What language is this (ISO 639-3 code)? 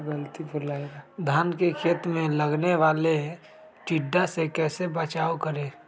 mag